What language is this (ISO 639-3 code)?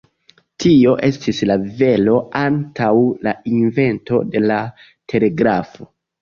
epo